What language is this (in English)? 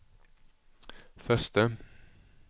Swedish